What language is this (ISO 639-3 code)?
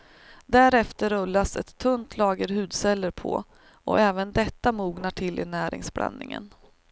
swe